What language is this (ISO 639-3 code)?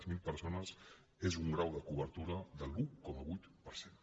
cat